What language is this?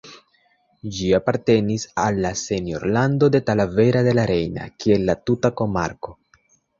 Esperanto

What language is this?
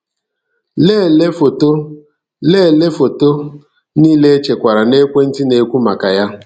Igbo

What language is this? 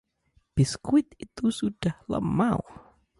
Indonesian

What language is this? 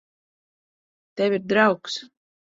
Latvian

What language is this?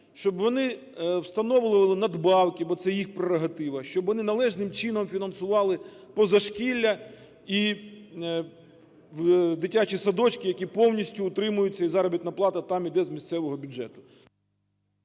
Ukrainian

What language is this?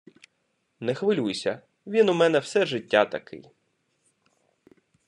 Ukrainian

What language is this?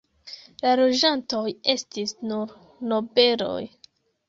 Esperanto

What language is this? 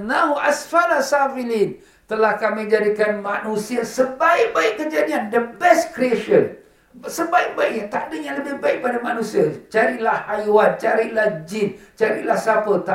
Malay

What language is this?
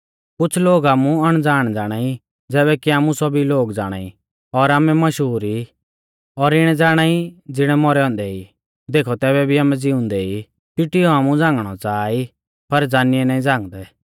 Mahasu Pahari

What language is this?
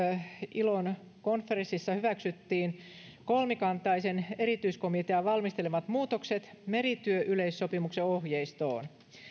Finnish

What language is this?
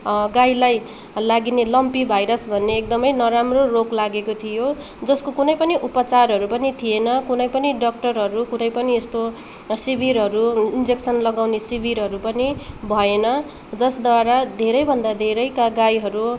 Nepali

